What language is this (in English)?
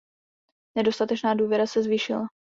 Czech